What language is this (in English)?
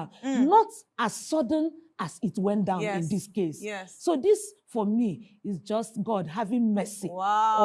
English